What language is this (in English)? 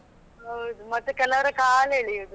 Kannada